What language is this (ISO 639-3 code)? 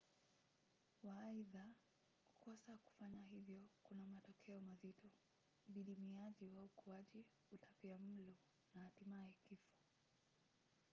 swa